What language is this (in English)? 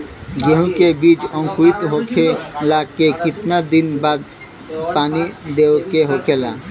Bhojpuri